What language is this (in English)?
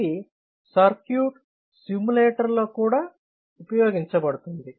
Telugu